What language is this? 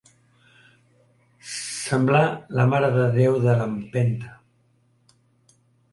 Catalan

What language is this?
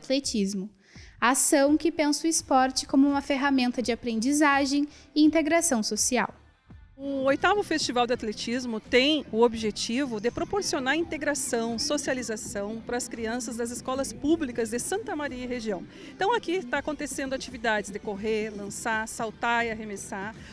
Portuguese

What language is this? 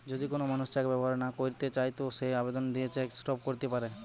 Bangla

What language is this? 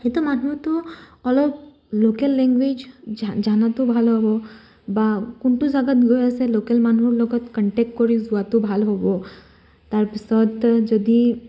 Assamese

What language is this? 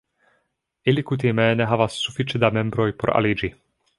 Esperanto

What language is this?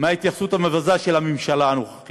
Hebrew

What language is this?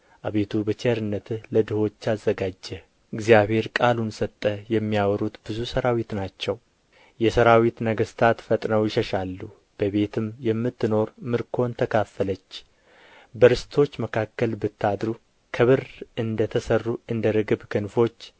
Amharic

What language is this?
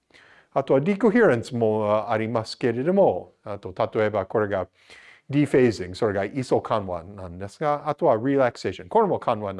Japanese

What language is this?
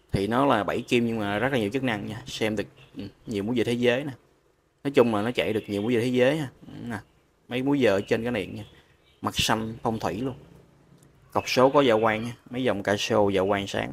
Vietnamese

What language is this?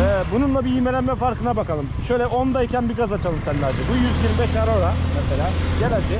Turkish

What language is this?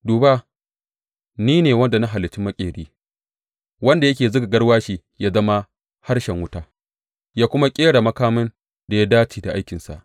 Hausa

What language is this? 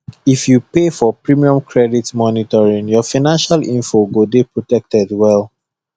Nigerian Pidgin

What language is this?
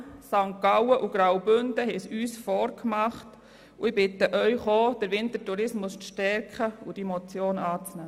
Swiss German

